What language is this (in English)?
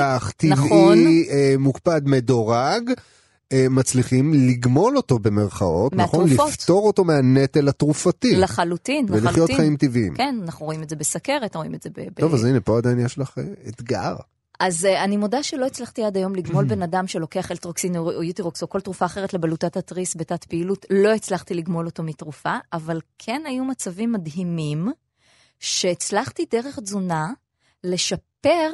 Hebrew